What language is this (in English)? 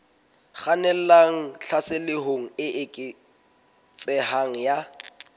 Southern Sotho